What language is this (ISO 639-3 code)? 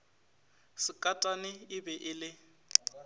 nso